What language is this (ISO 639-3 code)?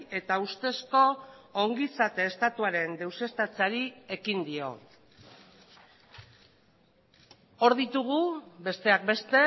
eus